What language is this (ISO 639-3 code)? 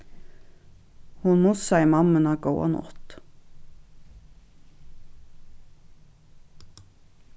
fao